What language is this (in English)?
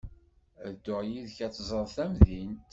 Kabyle